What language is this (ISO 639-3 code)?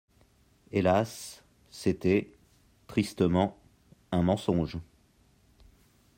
fra